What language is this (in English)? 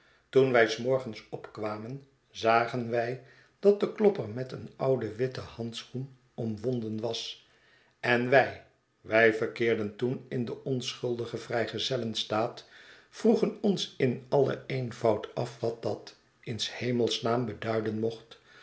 Dutch